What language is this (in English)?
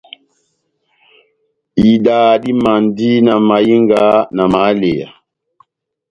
Batanga